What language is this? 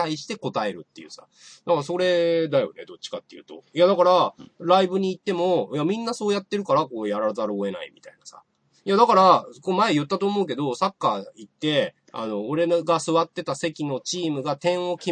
Japanese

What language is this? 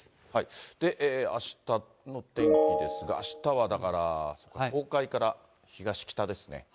Japanese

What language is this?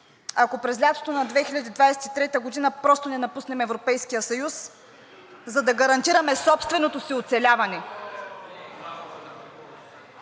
Bulgarian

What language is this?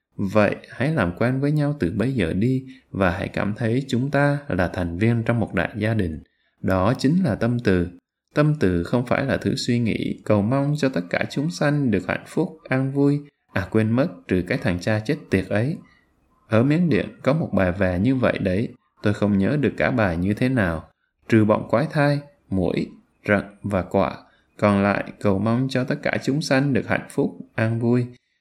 Vietnamese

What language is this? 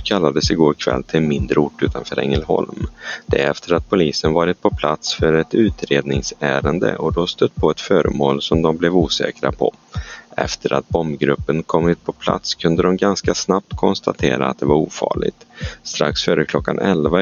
Swedish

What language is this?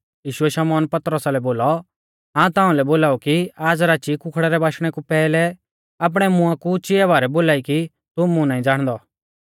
Mahasu Pahari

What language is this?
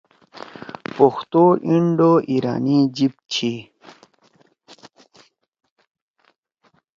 Torwali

